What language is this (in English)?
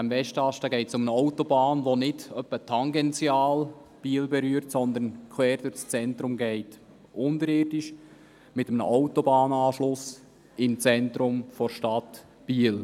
Swiss German